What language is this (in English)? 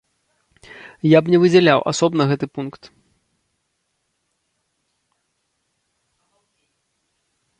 Belarusian